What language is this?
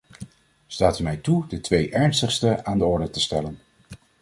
Dutch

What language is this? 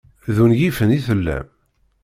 Kabyle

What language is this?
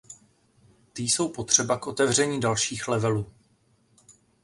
Czech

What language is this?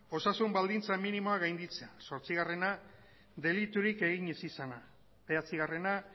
Basque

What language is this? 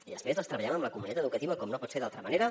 Catalan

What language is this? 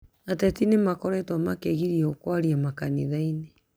Kikuyu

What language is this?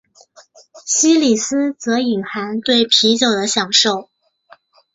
Chinese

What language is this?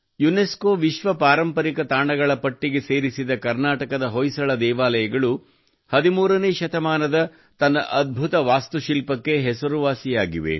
Kannada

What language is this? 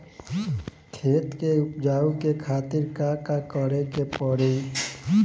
Bhojpuri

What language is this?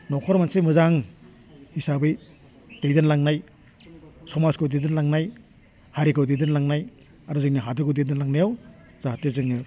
Bodo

